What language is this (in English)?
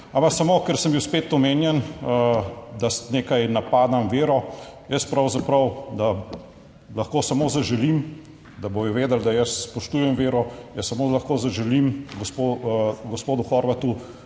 Slovenian